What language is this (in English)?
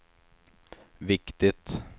Swedish